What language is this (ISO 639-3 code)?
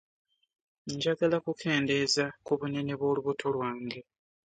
lug